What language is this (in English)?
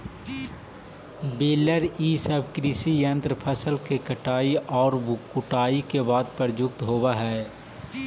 Magahi